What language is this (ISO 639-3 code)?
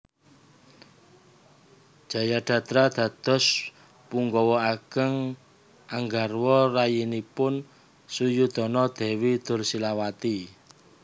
jav